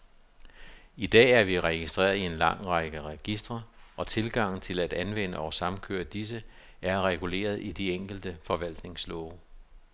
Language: Danish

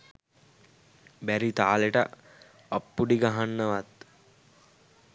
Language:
Sinhala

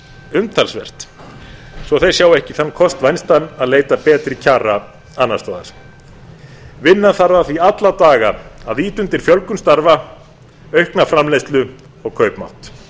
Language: Icelandic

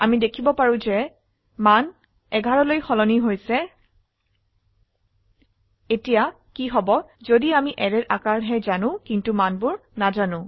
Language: Assamese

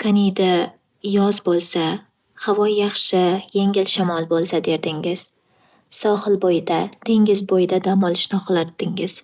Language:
Uzbek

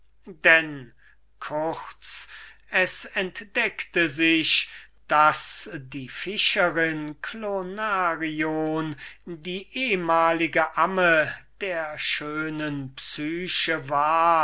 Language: German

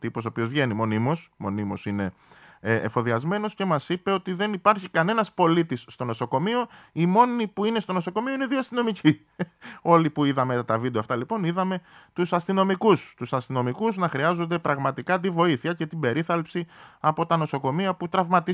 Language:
Greek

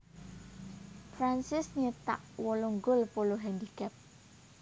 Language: Javanese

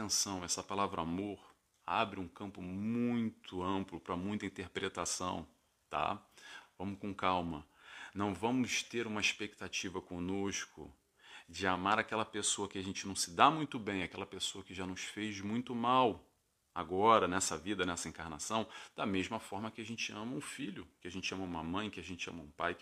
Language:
Portuguese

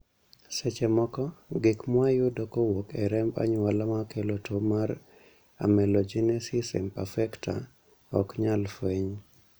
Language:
Luo (Kenya and Tanzania)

